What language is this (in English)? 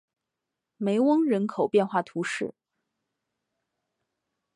Chinese